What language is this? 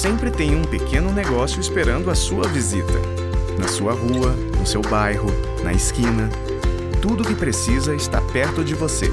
Portuguese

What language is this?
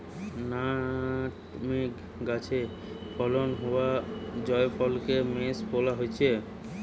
Bangla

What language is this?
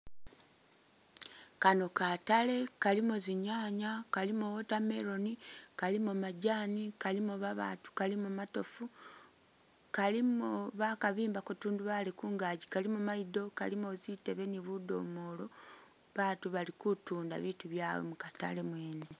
Masaaba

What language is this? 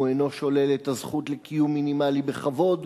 Hebrew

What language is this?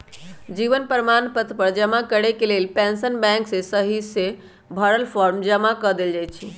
Magahi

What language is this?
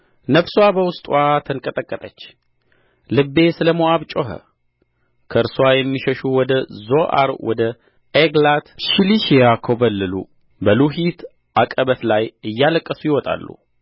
Amharic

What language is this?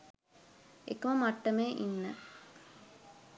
Sinhala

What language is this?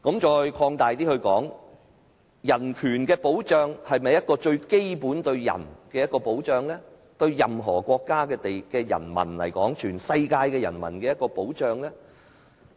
Cantonese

